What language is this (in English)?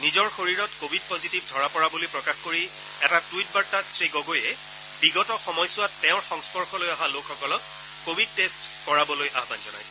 Assamese